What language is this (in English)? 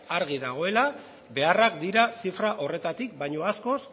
Basque